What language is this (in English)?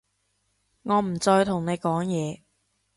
Cantonese